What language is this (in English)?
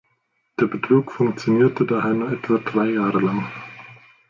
German